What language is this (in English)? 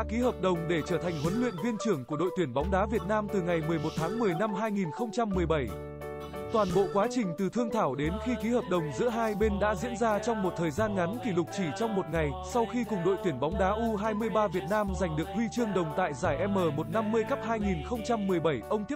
Vietnamese